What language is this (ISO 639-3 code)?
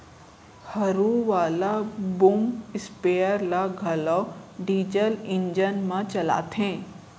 hne